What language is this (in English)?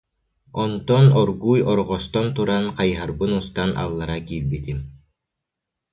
Yakut